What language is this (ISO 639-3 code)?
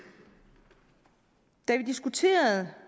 dan